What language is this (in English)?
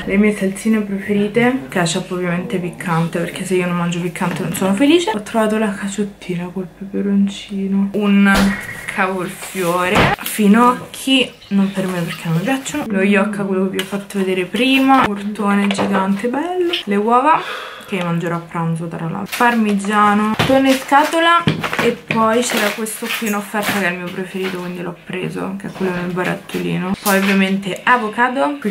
Italian